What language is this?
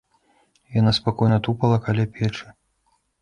Belarusian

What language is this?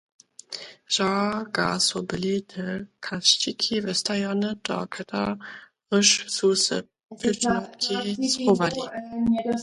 Lower Sorbian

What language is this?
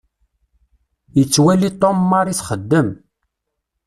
Kabyle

